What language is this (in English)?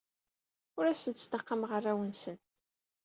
Kabyle